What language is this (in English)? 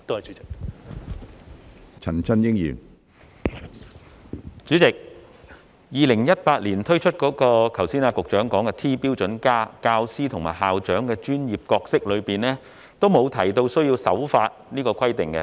Cantonese